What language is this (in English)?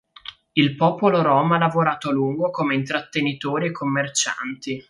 Italian